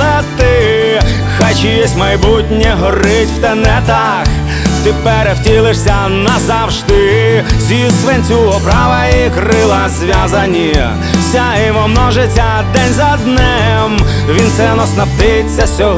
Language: Ukrainian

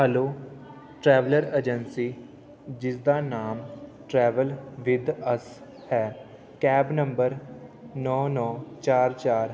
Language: Punjabi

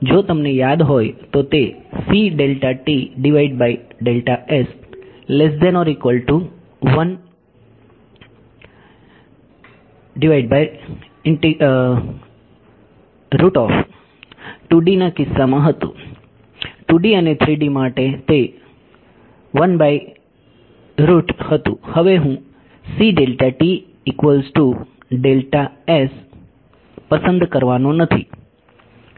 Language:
Gujarati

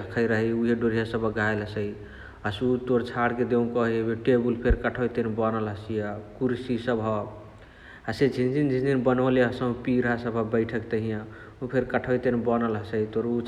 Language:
Chitwania Tharu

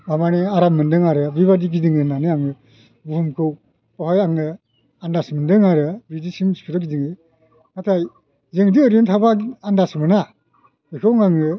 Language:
Bodo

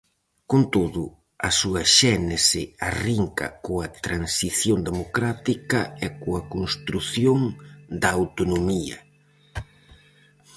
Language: Galician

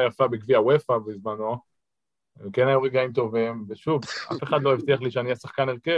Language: Hebrew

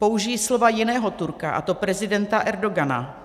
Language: Czech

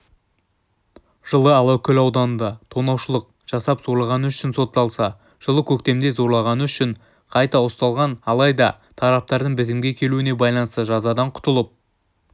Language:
Kazakh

